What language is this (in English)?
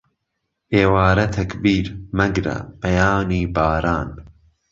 Central Kurdish